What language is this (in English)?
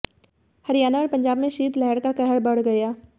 Hindi